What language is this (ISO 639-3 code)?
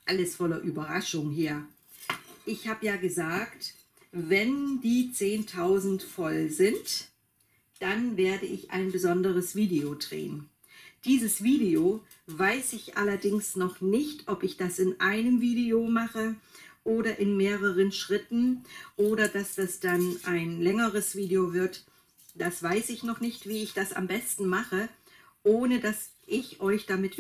deu